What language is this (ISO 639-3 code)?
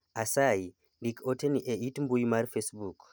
luo